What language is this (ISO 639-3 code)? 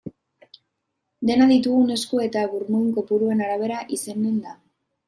eus